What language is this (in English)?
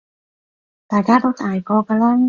Cantonese